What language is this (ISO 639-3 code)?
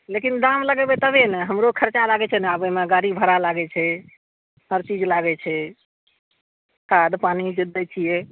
mai